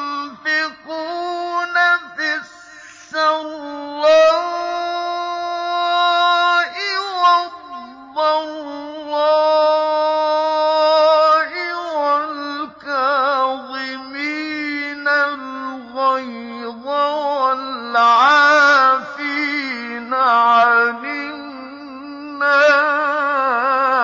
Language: Arabic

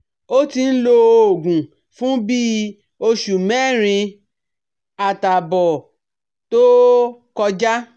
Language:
Yoruba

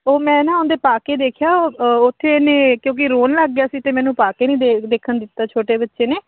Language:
Punjabi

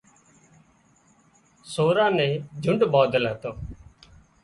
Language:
Wadiyara Koli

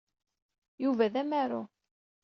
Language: Kabyle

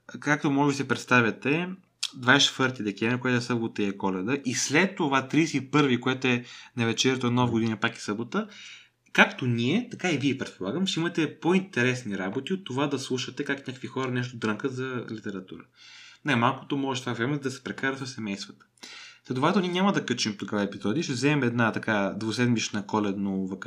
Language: Bulgarian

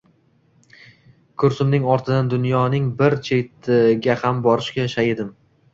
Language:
Uzbek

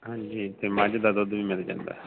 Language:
Punjabi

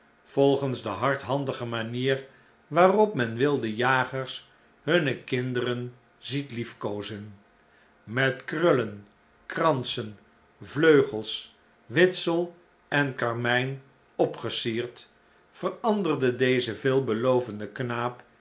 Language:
Dutch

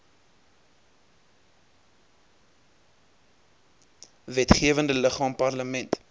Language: Afrikaans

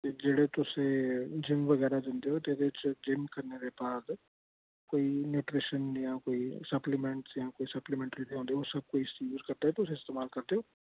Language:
Dogri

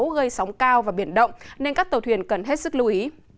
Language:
Vietnamese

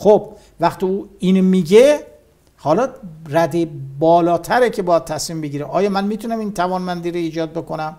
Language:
Persian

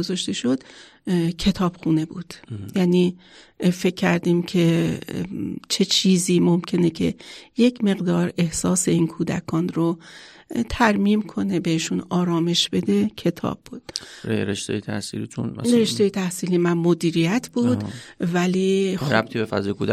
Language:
Persian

